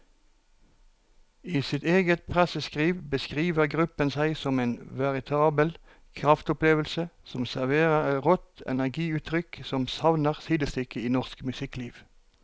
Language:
Norwegian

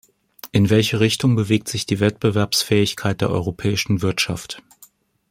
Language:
German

